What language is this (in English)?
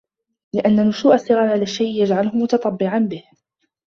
Arabic